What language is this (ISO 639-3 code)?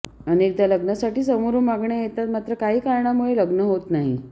mar